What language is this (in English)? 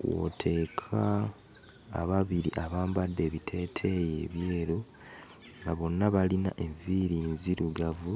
Ganda